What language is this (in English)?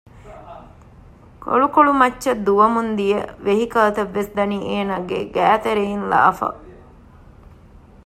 Divehi